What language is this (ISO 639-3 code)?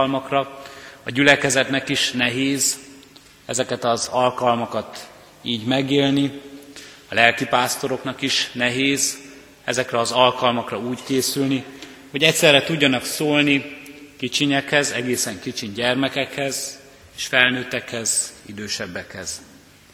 hun